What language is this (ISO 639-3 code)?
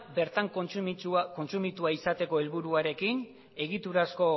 eus